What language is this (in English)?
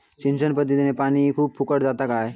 Marathi